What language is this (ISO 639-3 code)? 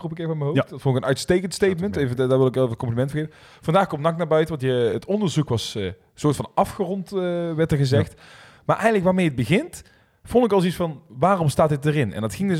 nld